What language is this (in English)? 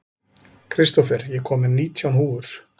Icelandic